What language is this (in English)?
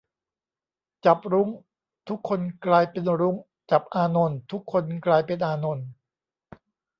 Thai